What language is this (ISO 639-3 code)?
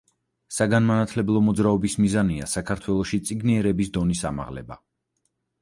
kat